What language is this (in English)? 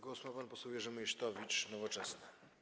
Polish